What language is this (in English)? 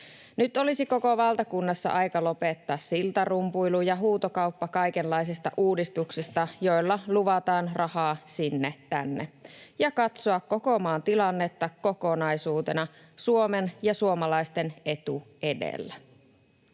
Finnish